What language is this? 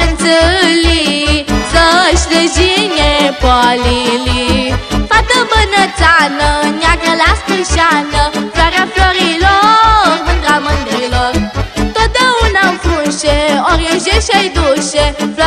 Romanian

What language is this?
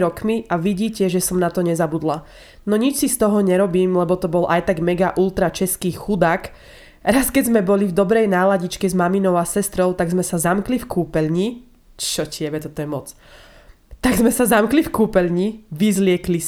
Slovak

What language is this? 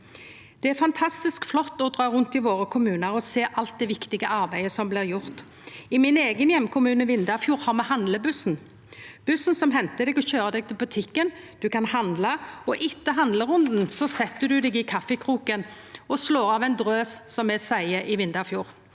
Norwegian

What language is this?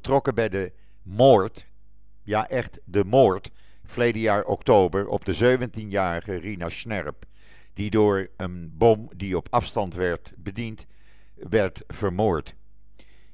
Dutch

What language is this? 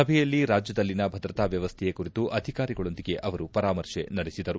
Kannada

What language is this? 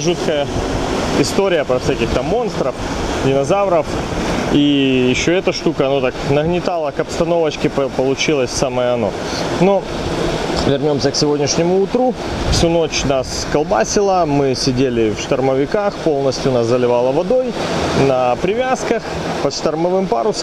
Russian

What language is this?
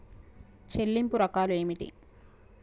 Telugu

